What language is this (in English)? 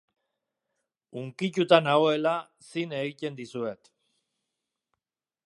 Basque